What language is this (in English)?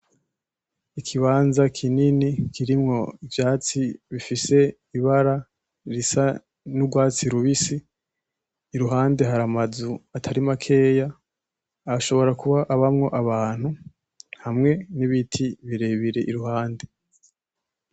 Rundi